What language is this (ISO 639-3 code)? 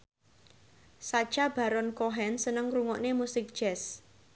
jav